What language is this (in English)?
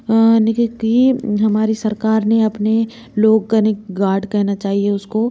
Hindi